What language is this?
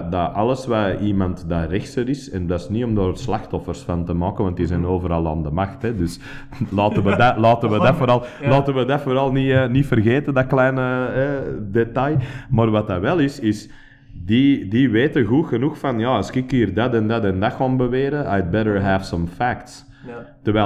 Dutch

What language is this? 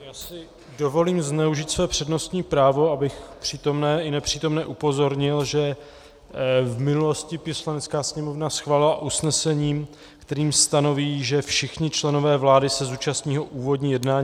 Czech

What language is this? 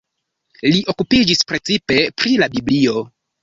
Esperanto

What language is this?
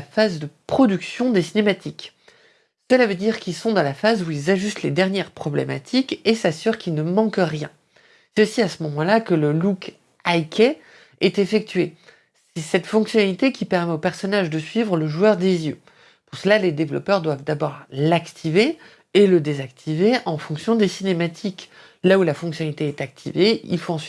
French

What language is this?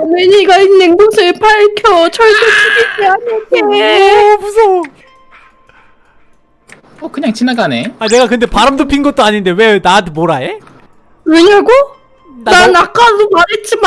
Korean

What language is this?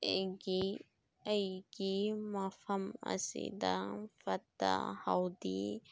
Manipuri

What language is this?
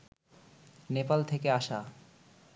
Bangla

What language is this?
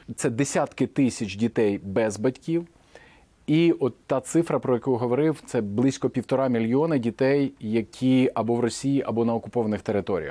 Ukrainian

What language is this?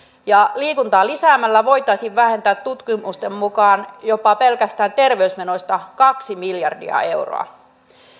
Finnish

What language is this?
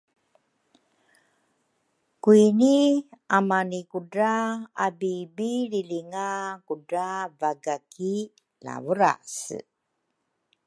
Rukai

